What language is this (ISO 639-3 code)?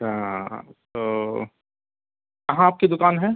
urd